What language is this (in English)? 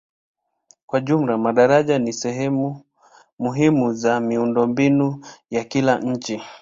Swahili